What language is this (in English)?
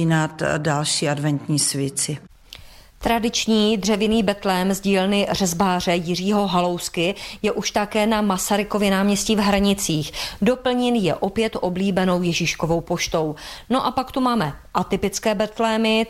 Czech